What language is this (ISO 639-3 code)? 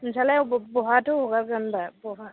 brx